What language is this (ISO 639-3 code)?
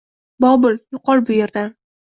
uzb